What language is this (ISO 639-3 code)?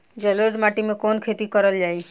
bho